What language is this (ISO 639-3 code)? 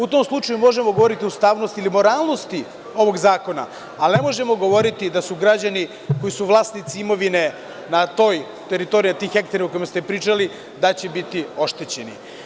srp